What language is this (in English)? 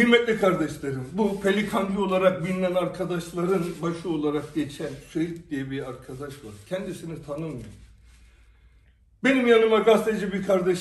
Turkish